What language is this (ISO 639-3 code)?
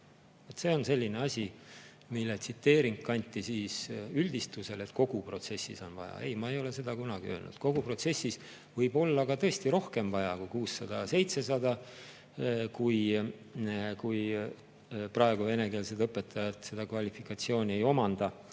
est